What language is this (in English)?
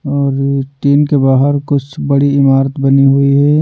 Hindi